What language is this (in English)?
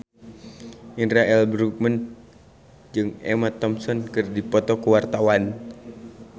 Sundanese